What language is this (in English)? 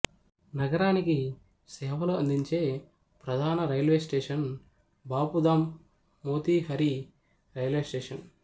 Telugu